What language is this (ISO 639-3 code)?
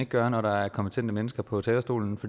dan